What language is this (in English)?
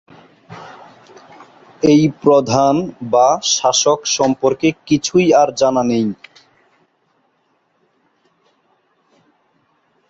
Bangla